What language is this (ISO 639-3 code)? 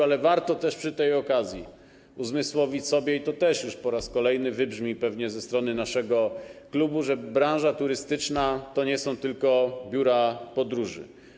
pol